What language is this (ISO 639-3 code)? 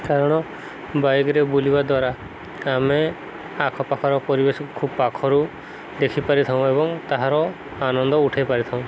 ori